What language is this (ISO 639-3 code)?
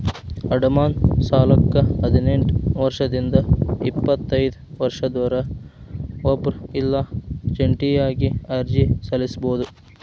kan